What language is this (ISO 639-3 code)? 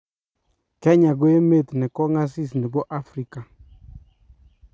kln